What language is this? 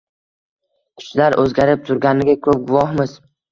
Uzbek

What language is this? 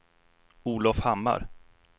Swedish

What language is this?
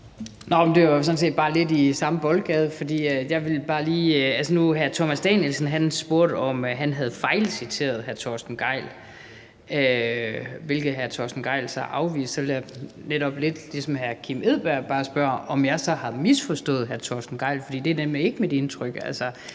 Danish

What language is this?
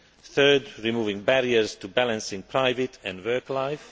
English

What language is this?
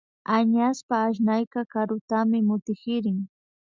Imbabura Highland Quichua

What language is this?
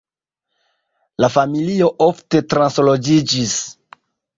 Esperanto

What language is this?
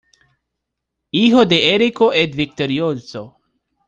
Spanish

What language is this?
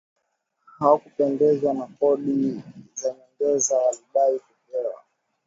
Swahili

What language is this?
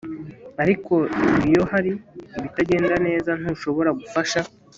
Kinyarwanda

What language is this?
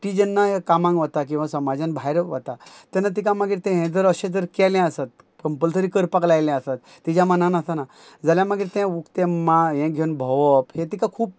Konkani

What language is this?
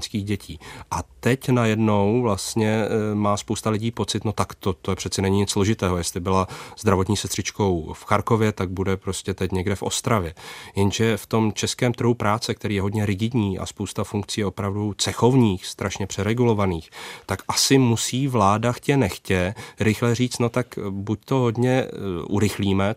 Czech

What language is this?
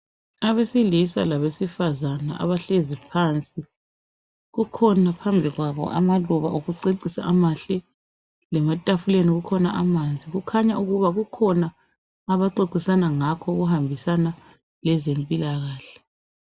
North Ndebele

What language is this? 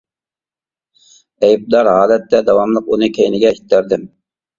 Uyghur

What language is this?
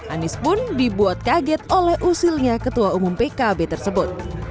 Indonesian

